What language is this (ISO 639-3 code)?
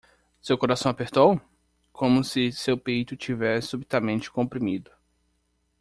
por